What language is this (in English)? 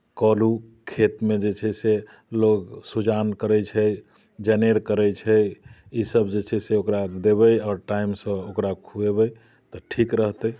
Maithili